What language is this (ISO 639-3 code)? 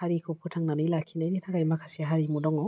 brx